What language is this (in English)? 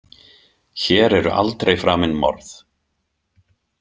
Icelandic